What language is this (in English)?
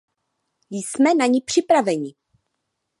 Czech